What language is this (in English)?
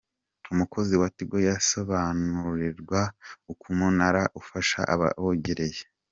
Kinyarwanda